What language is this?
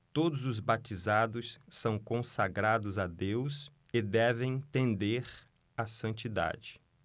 Portuguese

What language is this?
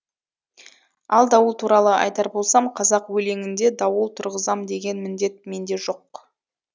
Kazakh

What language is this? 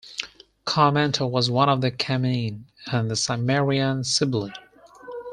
English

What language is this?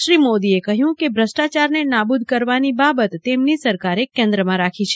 Gujarati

